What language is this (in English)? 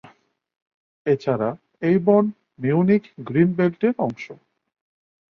Bangla